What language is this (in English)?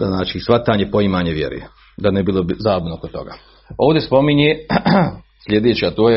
Croatian